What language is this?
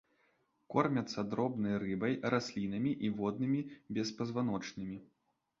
Belarusian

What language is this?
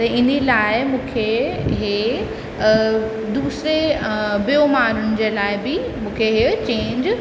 Sindhi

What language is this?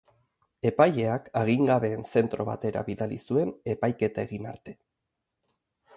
Basque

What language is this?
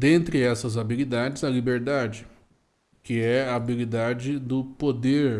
Portuguese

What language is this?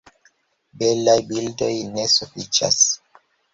Esperanto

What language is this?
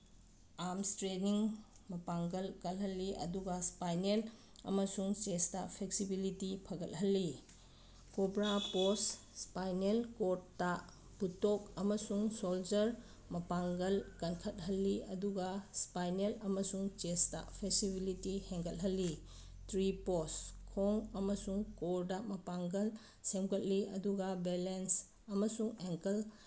Manipuri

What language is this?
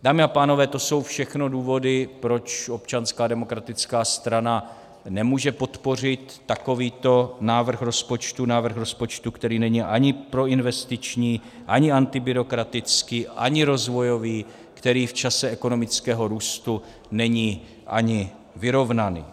Czech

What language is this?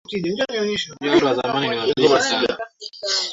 Swahili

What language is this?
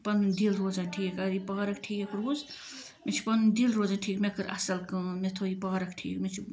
Kashmiri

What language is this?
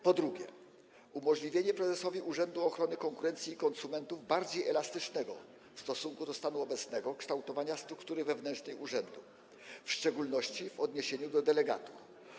Polish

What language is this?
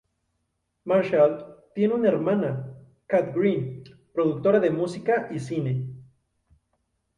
Spanish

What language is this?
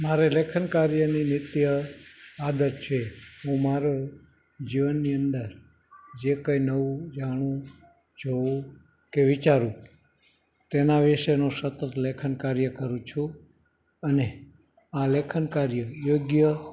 Gujarati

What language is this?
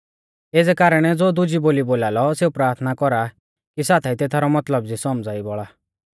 Mahasu Pahari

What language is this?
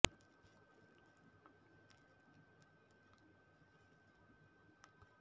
Kannada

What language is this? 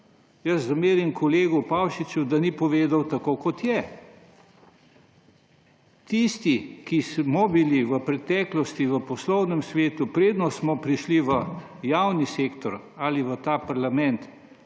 Slovenian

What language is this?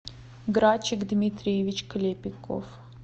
Russian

